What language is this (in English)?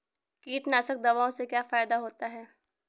Hindi